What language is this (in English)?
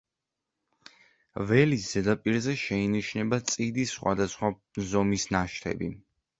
Georgian